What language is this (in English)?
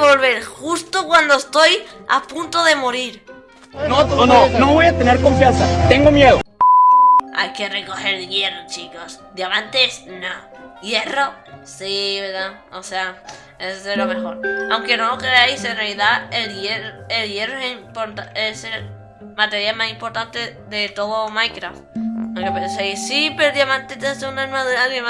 Spanish